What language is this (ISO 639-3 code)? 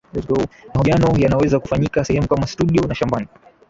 swa